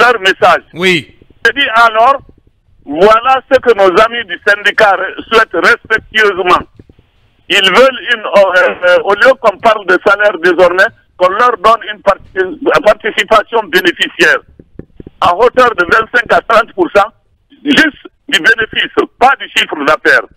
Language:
French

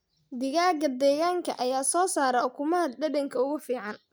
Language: Somali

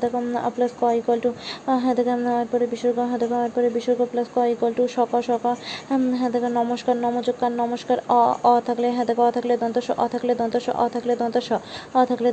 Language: Bangla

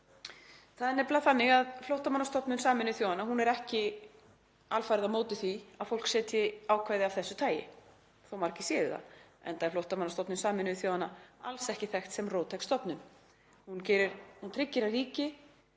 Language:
Icelandic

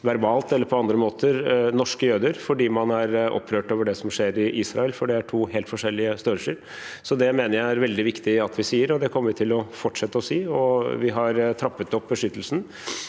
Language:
Norwegian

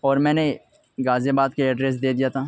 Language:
Urdu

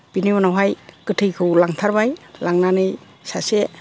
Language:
Bodo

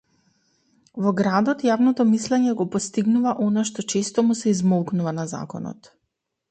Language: Macedonian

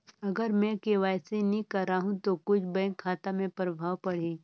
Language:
Chhattisgarhi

